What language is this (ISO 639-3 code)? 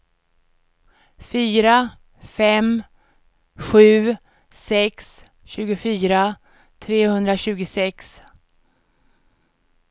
swe